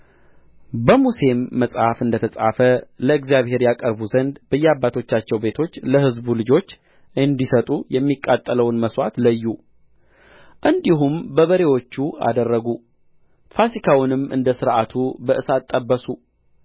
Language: Amharic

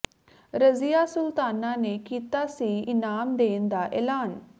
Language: Punjabi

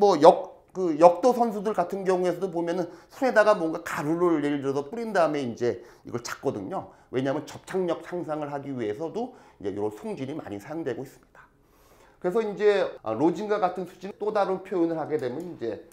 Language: Korean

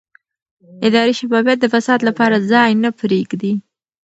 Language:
Pashto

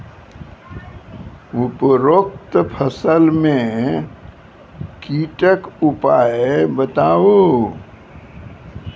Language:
Maithili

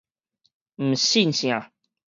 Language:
Min Nan Chinese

